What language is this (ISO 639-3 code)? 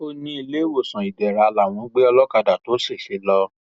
yor